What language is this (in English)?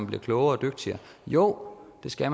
Danish